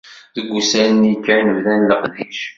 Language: Kabyle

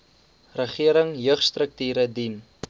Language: Afrikaans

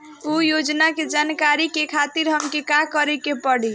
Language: Bhojpuri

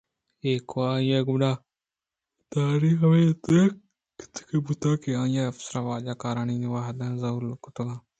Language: Eastern Balochi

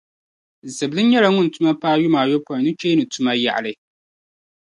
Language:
Dagbani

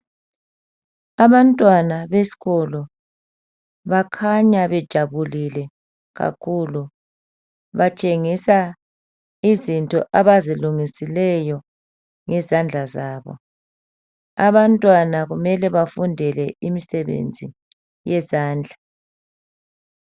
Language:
North Ndebele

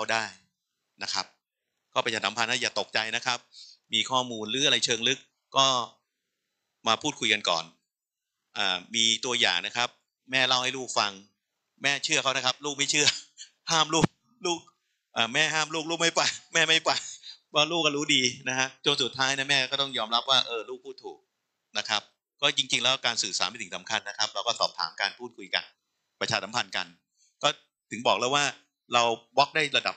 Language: Thai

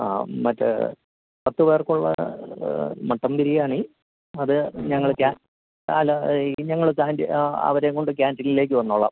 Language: Malayalam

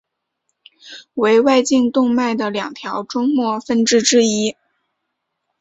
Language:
Chinese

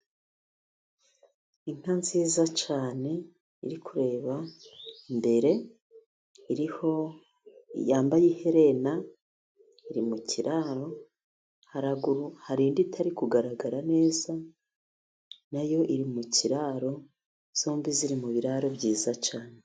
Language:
Kinyarwanda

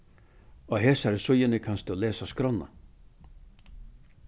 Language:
Faroese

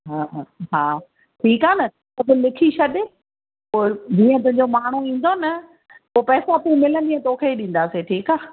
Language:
Sindhi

